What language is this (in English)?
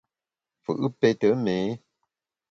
Bamun